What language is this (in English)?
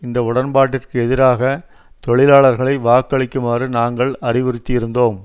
Tamil